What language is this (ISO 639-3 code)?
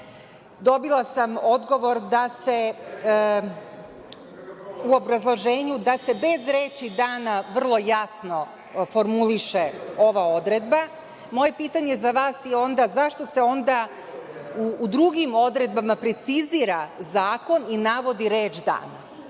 srp